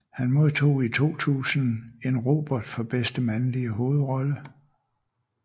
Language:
Danish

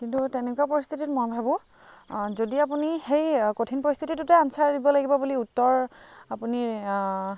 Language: Assamese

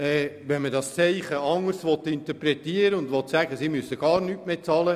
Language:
Swiss German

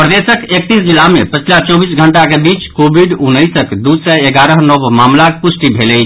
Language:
Maithili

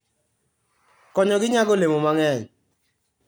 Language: Luo (Kenya and Tanzania)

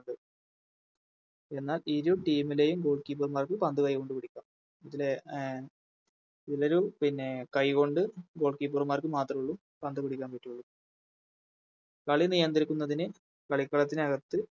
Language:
Malayalam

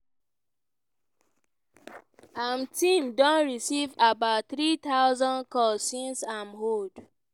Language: Nigerian Pidgin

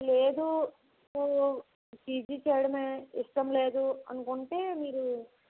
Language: Telugu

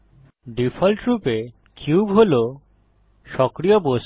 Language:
Bangla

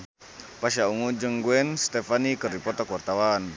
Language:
Sundanese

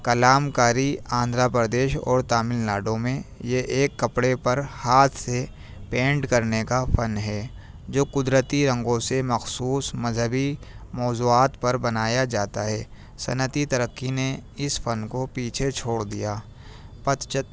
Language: Urdu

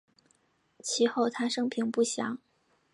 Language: Chinese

